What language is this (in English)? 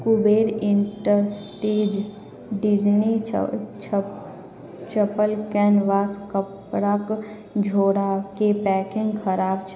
Maithili